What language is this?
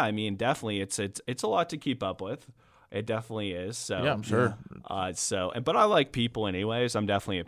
English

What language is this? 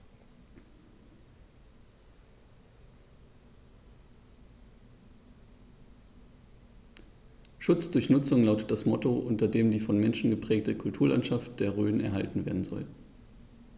German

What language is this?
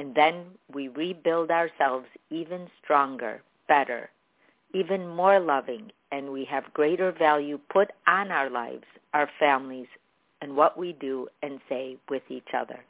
English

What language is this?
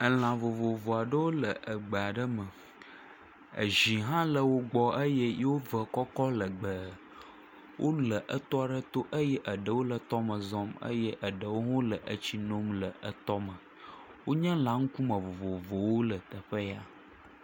Ewe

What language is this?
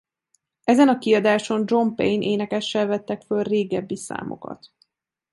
Hungarian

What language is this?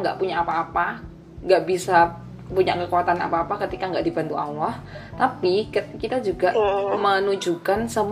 Indonesian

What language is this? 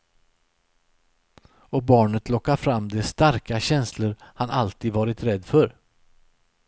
Swedish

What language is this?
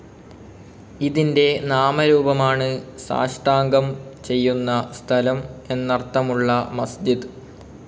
Malayalam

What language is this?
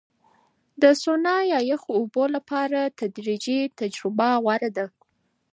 Pashto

